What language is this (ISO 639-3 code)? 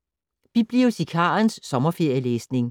dan